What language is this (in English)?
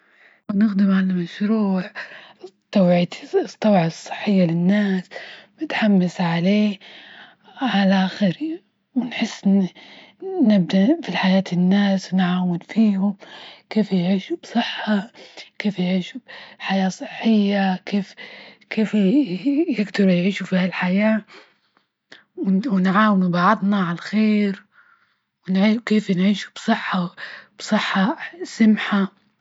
Libyan Arabic